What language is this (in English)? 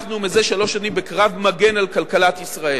Hebrew